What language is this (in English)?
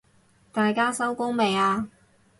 Cantonese